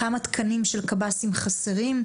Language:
Hebrew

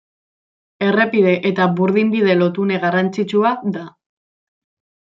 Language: Basque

